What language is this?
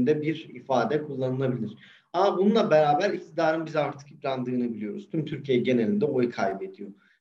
Turkish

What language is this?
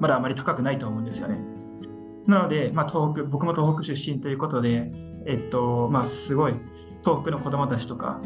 Japanese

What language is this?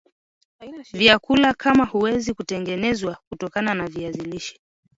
Swahili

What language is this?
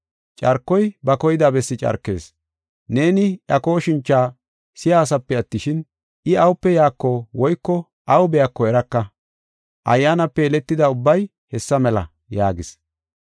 Gofa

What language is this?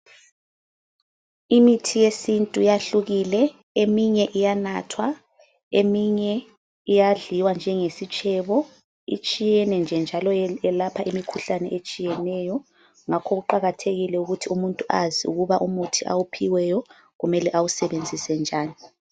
North Ndebele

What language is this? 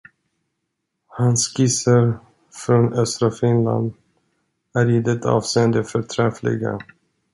Swedish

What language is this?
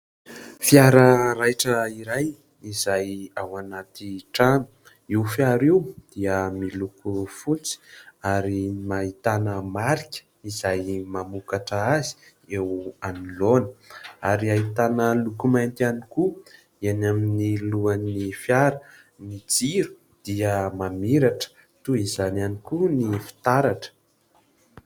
Malagasy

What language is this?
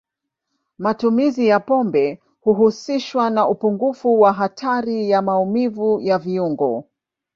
Swahili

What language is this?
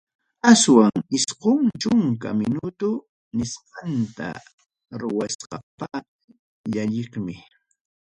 Ayacucho Quechua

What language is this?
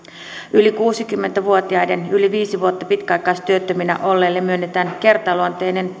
Finnish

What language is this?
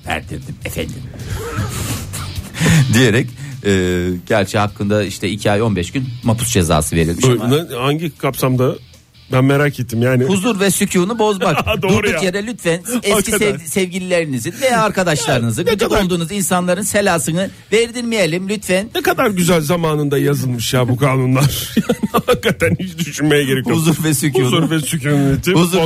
Turkish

